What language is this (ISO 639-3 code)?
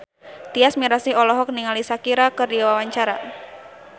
sun